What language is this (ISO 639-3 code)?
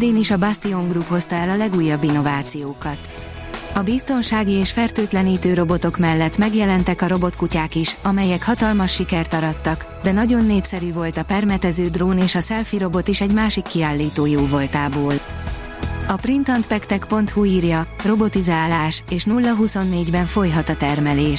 hun